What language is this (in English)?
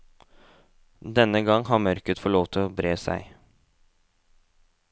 Norwegian